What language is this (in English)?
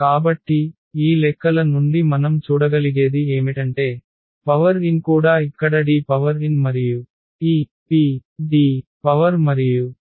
Telugu